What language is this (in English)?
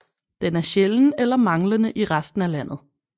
Danish